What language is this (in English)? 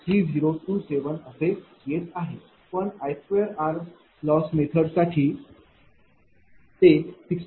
Marathi